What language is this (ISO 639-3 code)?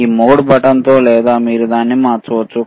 tel